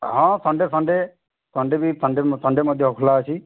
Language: Odia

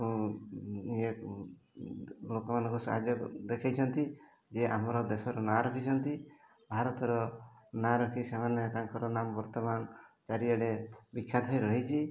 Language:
Odia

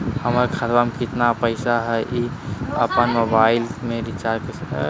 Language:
Magahi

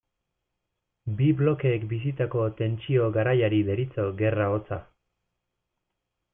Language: Basque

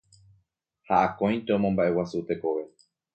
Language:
Guarani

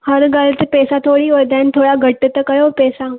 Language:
Sindhi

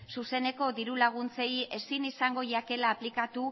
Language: Basque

